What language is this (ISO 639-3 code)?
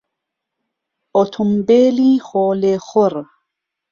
ckb